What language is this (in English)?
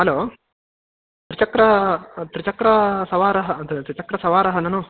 Sanskrit